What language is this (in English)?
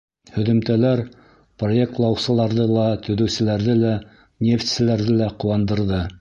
Bashkir